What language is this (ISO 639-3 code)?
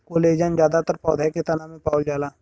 bho